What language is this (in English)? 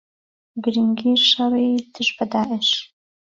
Central Kurdish